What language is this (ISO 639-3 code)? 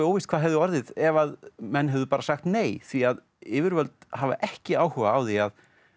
isl